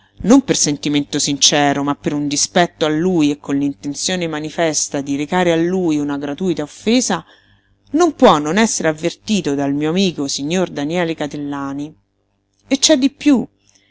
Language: Italian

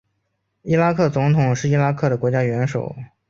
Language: Chinese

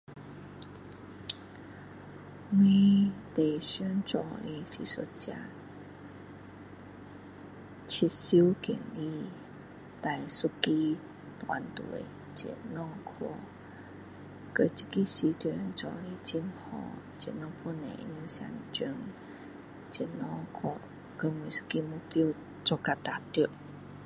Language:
Min Dong Chinese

